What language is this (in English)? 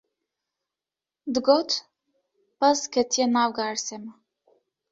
Kurdish